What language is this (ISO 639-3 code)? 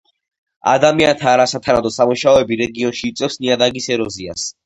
kat